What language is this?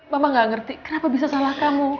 Indonesian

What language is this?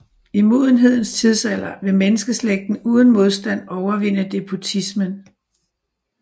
Danish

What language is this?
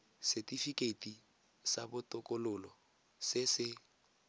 Tswana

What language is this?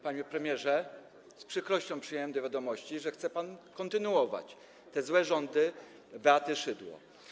Polish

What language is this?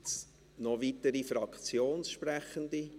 Swiss German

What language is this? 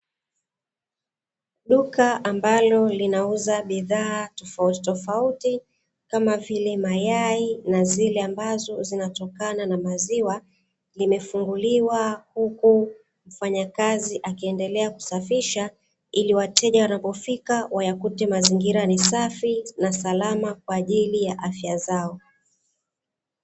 Swahili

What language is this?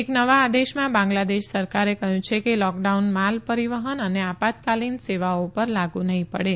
Gujarati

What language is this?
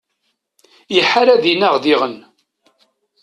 Kabyle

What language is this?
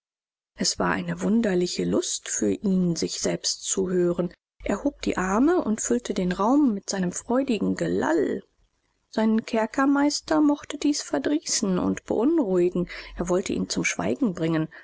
German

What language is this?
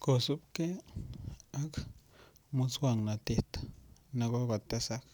Kalenjin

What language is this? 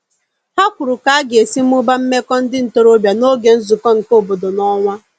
Igbo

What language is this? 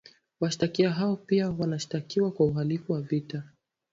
Swahili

